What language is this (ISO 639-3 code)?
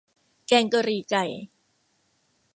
tha